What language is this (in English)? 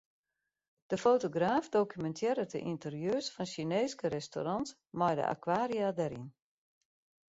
Western Frisian